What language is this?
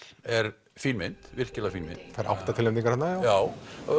Icelandic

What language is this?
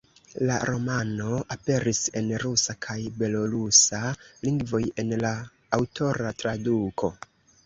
Esperanto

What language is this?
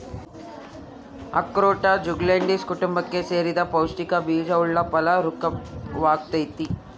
Kannada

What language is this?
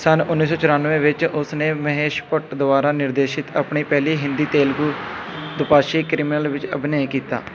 Punjabi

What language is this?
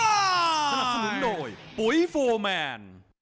Thai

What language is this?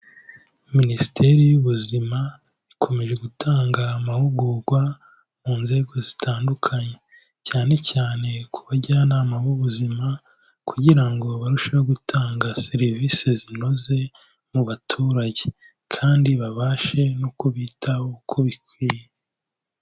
Kinyarwanda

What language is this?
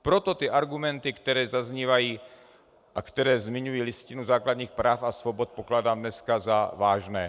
Czech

